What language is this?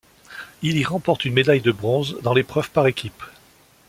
French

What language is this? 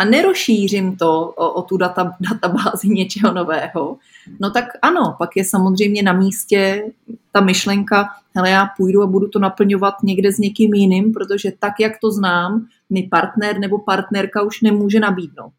Czech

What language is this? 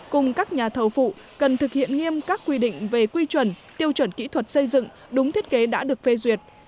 Vietnamese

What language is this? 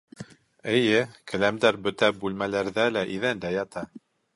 Bashkir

